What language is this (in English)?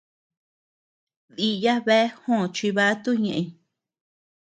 Tepeuxila Cuicatec